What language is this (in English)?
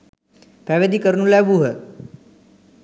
Sinhala